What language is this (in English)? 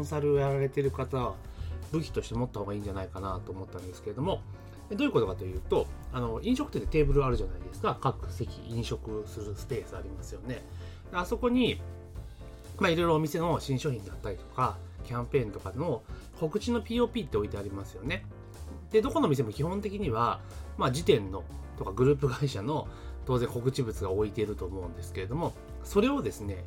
Japanese